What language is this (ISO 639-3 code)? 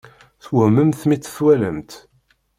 kab